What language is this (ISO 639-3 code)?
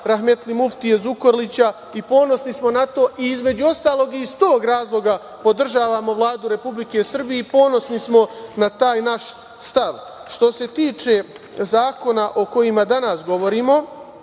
srp